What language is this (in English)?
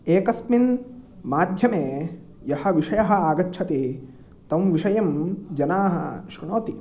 Sanskrit